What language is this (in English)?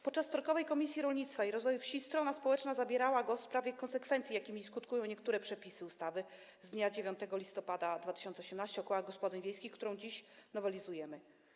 Polish